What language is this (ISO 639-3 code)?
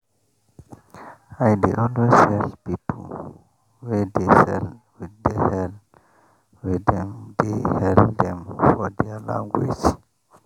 pcm